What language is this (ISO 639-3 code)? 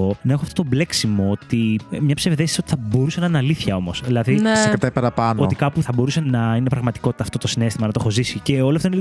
ell